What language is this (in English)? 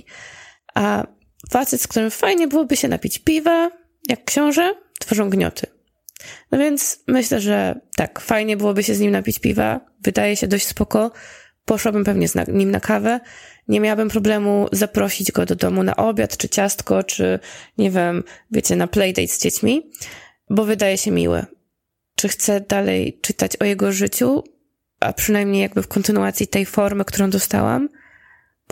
Polish